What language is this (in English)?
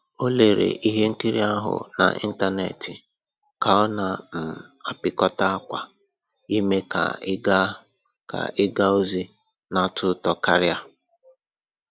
Igbo